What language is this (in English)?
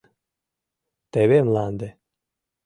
Mari